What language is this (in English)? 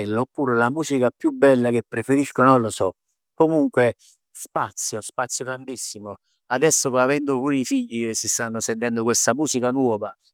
Neapolitan